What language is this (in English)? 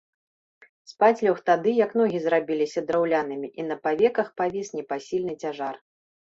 Belarusian